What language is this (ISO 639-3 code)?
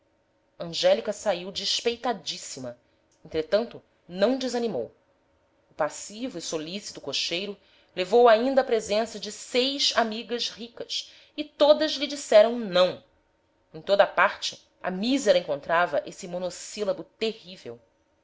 por